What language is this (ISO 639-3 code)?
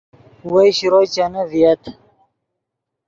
ydg